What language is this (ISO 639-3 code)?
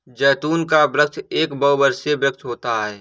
hin